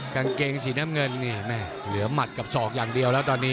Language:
Thai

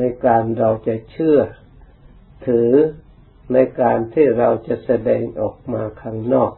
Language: Thai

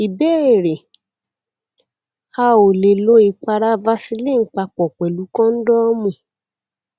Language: Yoruba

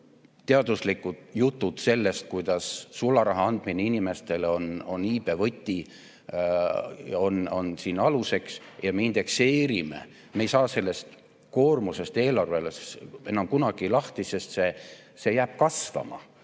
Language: Estonian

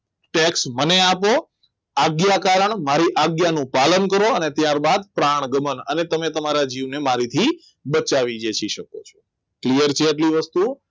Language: Gujarati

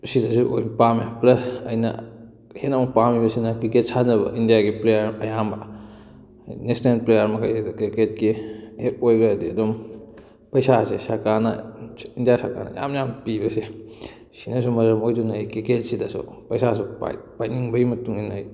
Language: Manipuri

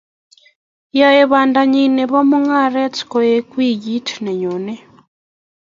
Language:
Kalenjin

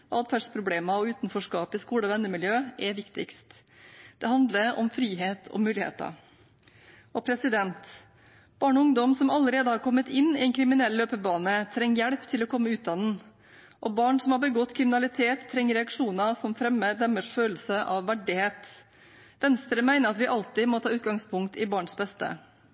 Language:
Norwegian Bokmål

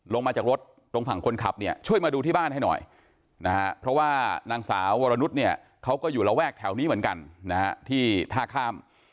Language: Thai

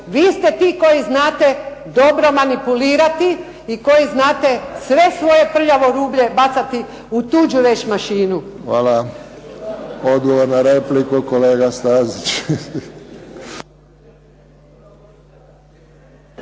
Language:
Croatian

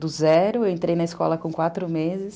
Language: Portuguese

